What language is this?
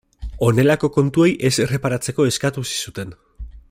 Basque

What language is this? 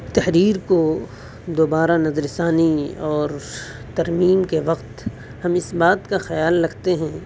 Urdu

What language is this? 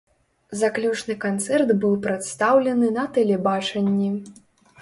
Belarusian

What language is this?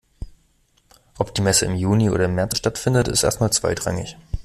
German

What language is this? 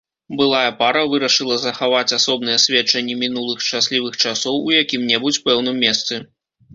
Belarusian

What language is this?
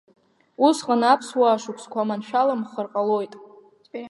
Abkhazian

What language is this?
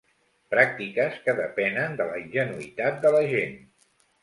Catalan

